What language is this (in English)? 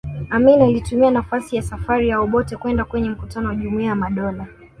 Swahili